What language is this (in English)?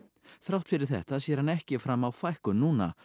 Icelandic